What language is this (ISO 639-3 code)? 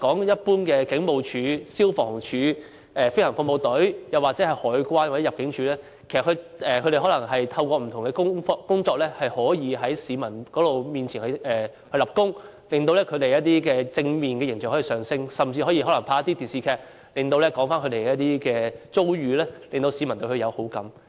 yue